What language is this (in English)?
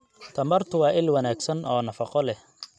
Somali